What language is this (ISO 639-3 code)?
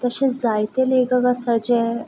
kok